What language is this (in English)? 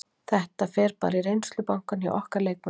Icelandic